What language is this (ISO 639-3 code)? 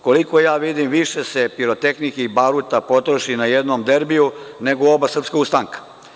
srp